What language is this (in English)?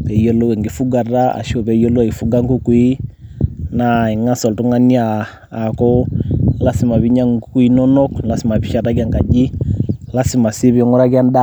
Masai